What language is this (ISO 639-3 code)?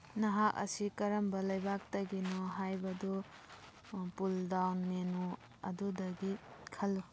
mni